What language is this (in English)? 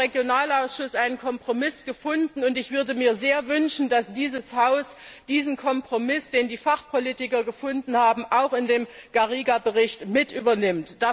German